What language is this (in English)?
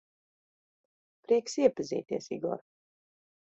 Latvian